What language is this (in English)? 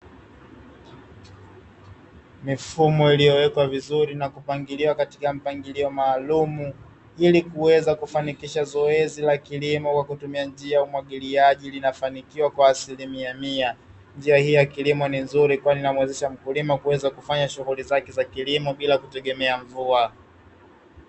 Swahili